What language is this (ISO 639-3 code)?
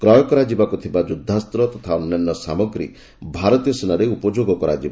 ori